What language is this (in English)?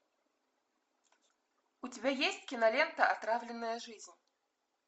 Russian